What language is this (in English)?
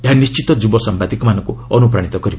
Odia